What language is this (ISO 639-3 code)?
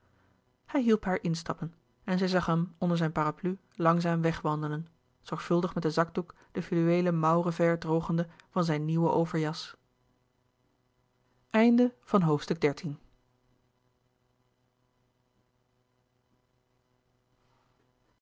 nld